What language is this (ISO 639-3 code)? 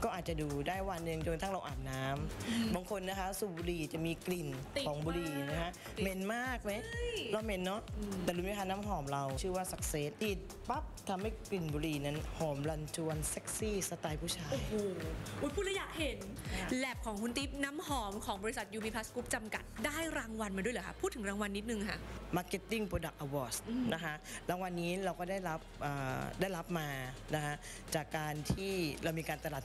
tha